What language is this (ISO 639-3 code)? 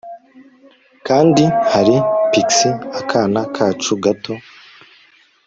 kin